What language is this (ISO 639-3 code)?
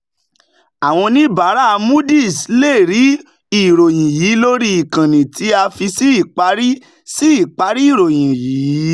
yor